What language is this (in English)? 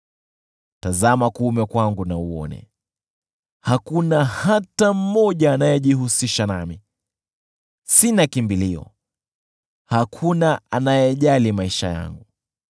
Swahili